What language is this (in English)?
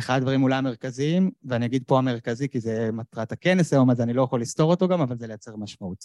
Hebrew